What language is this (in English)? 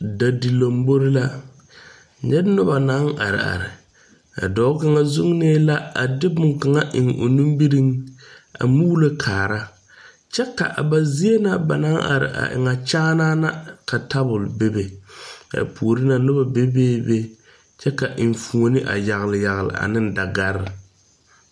Southern Dagaare